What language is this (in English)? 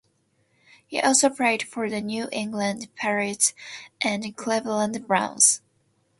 English